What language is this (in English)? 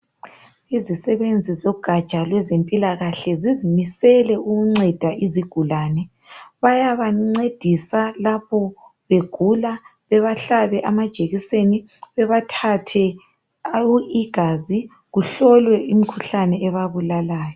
North Ndebele